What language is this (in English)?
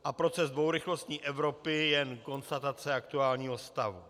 Czech